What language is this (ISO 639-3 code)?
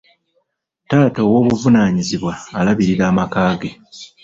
lug